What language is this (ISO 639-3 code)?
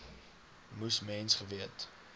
afr